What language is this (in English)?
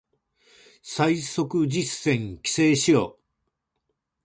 Japanese